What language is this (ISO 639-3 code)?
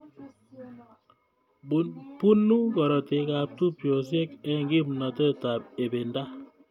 kln